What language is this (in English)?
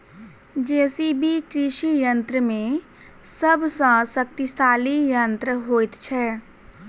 Maithili